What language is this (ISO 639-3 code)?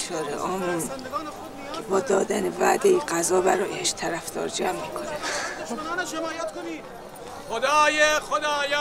fas